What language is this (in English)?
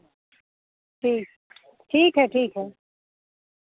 Hindi